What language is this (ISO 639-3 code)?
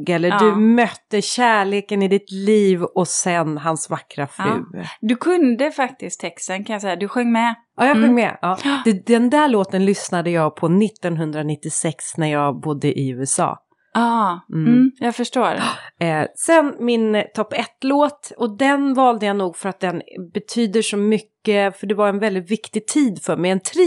swe